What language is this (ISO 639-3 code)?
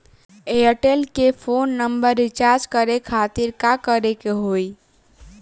bho